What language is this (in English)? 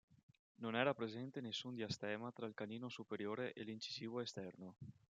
Italian